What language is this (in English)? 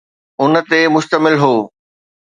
Sindhi